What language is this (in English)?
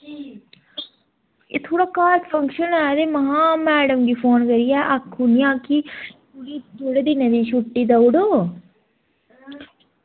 Dogri